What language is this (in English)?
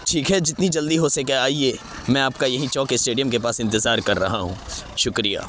Urdu